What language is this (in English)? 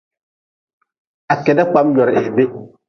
Nawdm